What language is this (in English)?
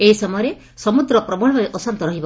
Odia